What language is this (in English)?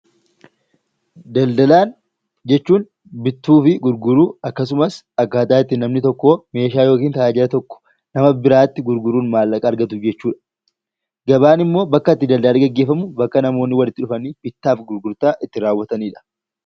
Oromo